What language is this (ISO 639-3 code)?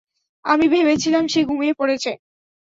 ben